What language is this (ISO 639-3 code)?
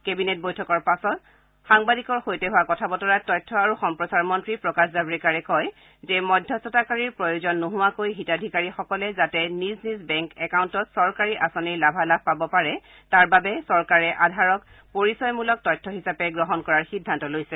asm